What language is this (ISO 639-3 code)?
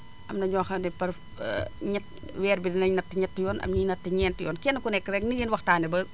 wol